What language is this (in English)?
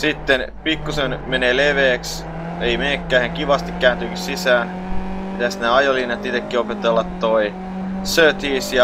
Finnish